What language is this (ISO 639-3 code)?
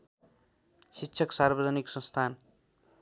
nep